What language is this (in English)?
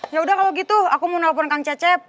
Indonesian